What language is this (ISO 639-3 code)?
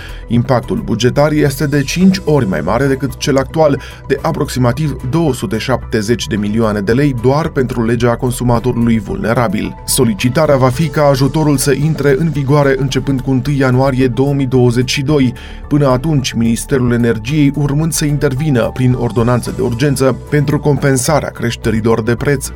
ron